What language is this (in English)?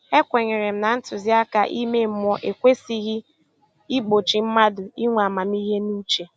Igbo